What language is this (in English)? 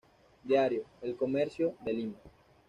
Spanish